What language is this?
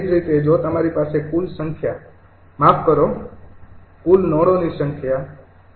Gujarati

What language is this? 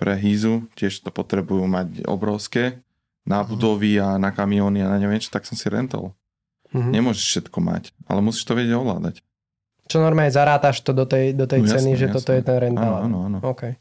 Slovak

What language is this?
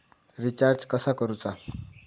Marathi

